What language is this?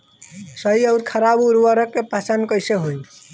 Bhojpuri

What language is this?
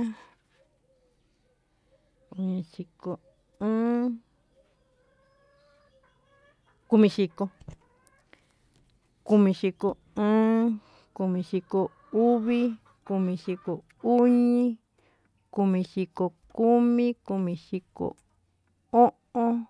Tututepec Mixtec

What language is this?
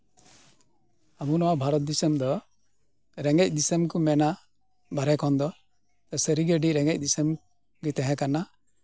Santali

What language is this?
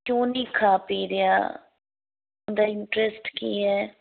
Punjabi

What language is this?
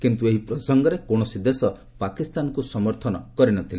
Odia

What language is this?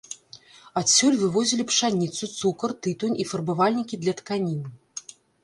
Belarusian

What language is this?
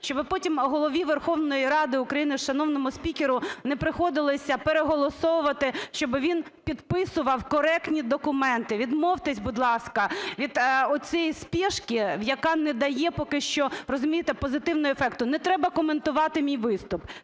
Ukrainian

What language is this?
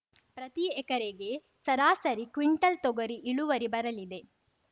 Kannada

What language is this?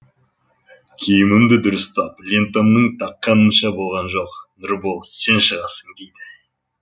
Kazakh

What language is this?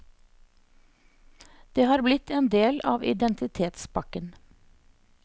Norwegian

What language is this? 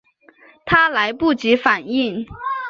Chinese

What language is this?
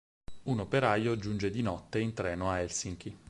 Italian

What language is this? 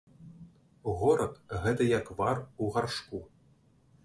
Belarusian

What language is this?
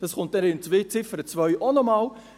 Swiss German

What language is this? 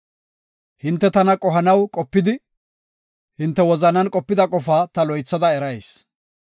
Gofa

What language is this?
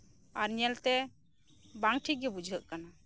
Santali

